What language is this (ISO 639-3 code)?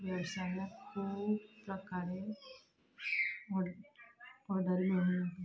kok